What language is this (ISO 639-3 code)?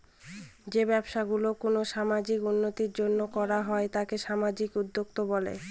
ben